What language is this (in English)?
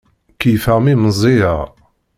Kabyle